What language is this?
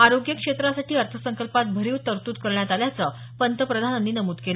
Marathi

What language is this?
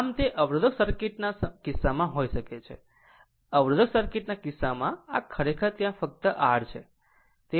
Gujarati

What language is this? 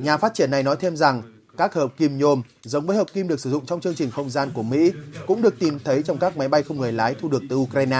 Vietnamese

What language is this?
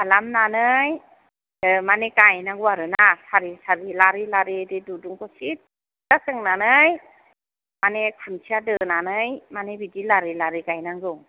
Bodo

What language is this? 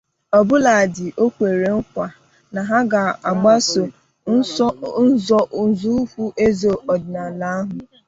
Igbo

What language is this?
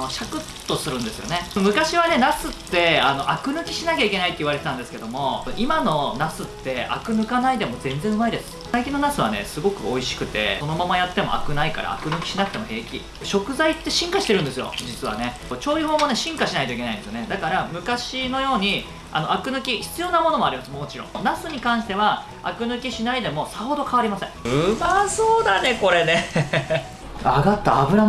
Japanese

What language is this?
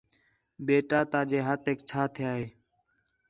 Khetrani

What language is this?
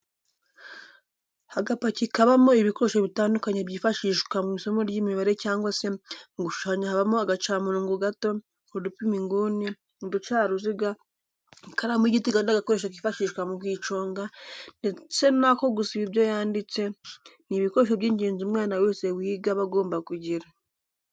Kinyarwanda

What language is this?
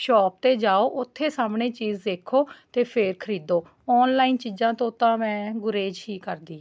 Punjabi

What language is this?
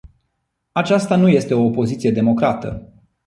Romanian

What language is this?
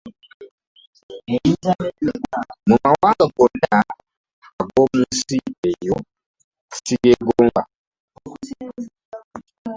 Ganda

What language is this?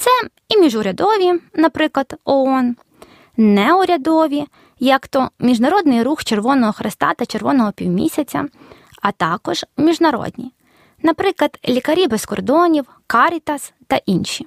Ukrainian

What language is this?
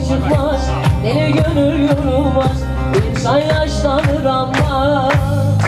Turkish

